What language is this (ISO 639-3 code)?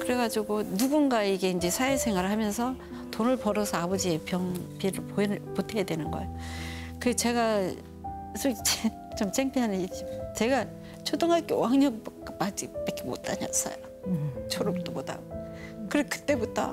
kor